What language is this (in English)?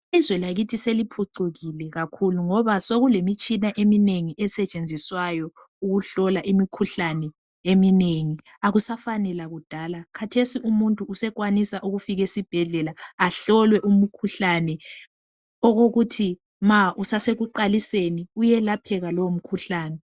North Ndebele